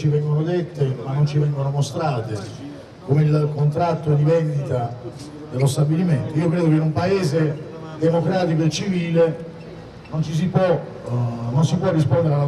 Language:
Italian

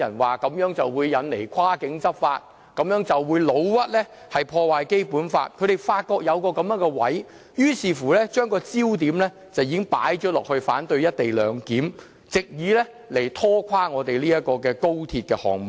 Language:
Cantonese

